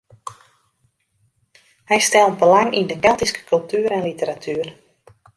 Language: Western Frisian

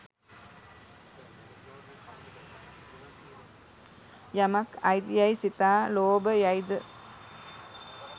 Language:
Sinhala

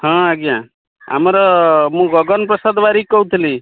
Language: Odia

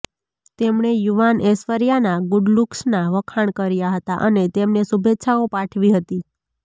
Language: Gujarati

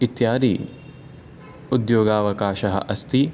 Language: Sanskrit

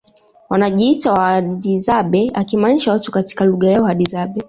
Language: Swahili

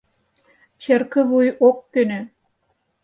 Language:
Mari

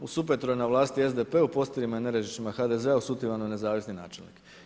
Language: Croatian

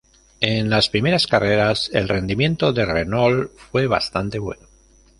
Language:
Spanish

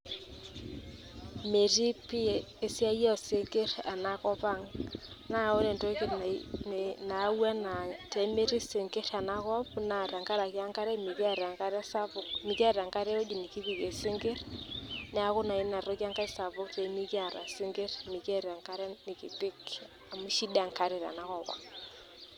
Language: Masai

